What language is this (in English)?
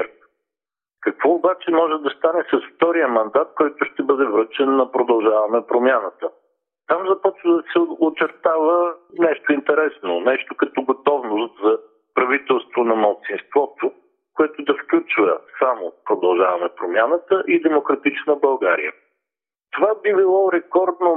Bulgarian